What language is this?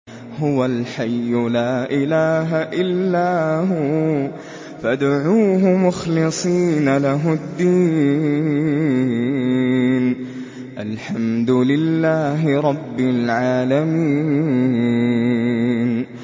Arabic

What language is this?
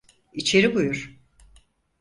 Turkish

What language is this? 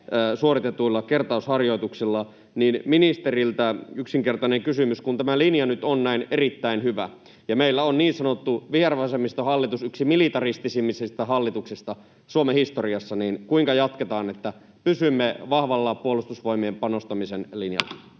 Finnish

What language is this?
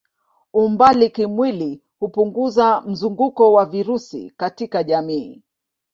Swahili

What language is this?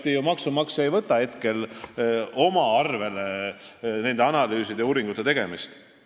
Estonian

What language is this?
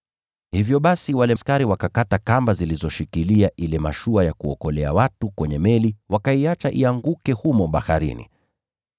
Swahili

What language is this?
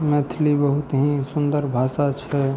Maithili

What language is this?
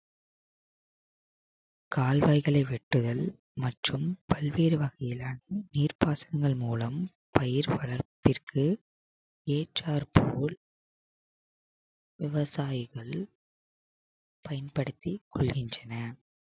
Tamil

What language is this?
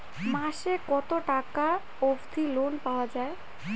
Bangla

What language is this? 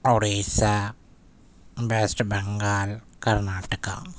Urdu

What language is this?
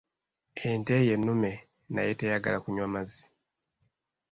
Ganda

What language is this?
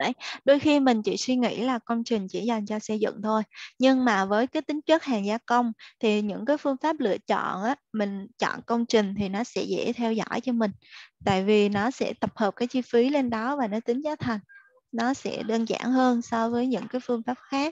Vietnamese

